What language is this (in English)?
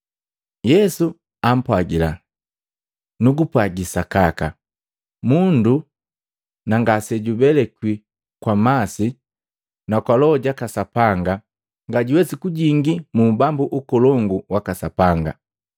Matengo